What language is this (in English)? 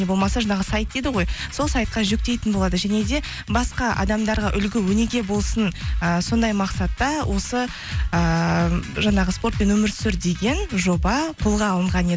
Kazakh